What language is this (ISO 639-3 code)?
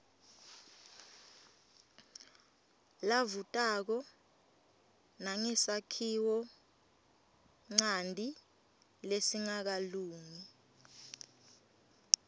ssw